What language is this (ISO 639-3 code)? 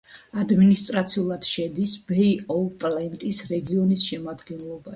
kat